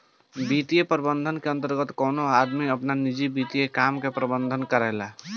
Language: Bhojpuri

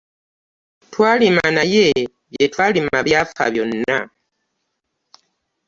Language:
Ganda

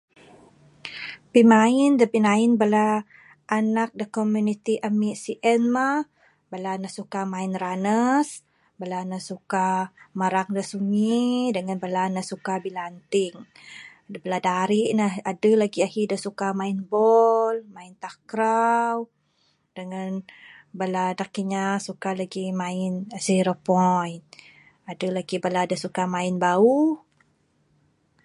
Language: Bukar-Sadung Bidayuh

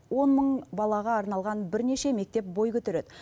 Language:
Kazakh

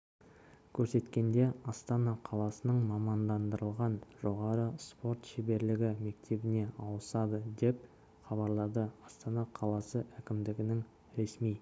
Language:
Kazakh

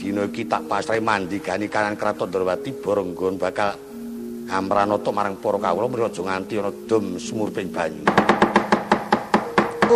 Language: Indonesian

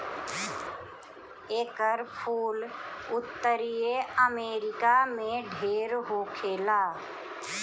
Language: Bhojpuri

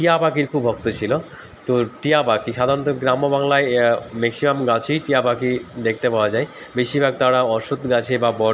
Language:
Bangla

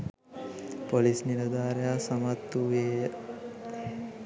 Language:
Sinhala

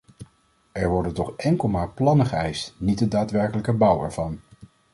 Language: Dutch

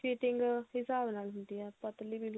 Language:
Punjabi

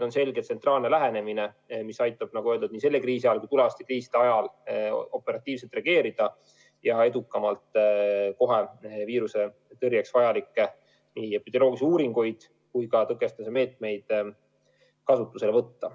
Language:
Estonian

